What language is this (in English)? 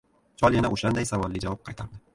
Uzbek